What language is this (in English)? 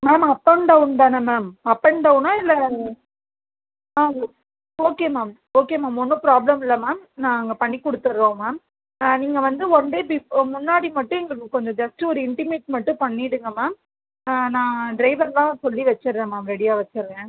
Tamil